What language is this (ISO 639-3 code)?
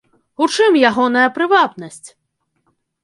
bel